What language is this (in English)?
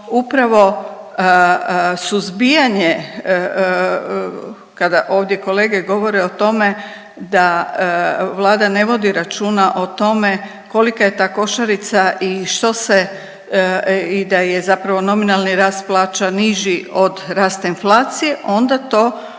Croatian